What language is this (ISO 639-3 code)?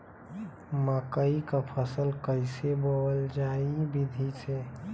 bho